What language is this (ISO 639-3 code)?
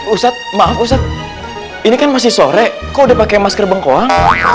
ind